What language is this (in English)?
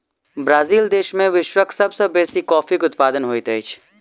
Maithili